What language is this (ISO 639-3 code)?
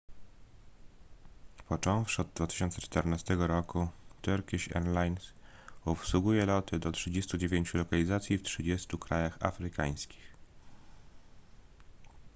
pol